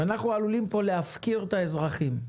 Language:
Hebrew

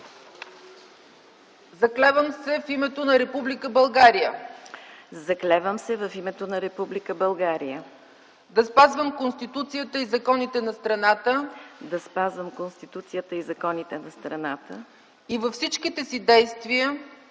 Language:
Bulgarian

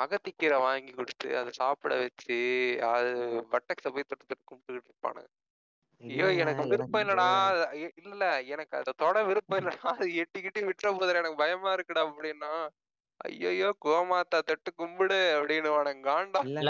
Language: Tamil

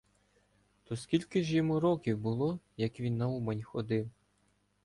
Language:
Ukrainian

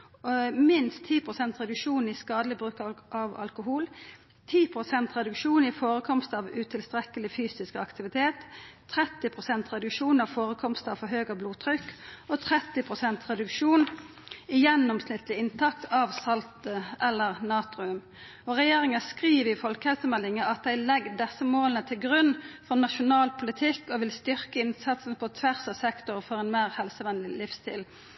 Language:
Norwegian Nynorsk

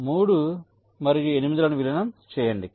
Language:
Telugu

